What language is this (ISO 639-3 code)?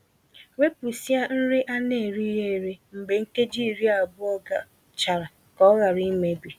ibo